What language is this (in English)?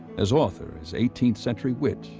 English